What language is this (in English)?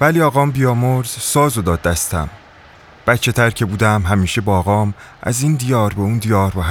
Persian